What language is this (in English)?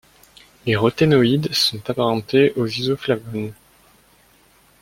French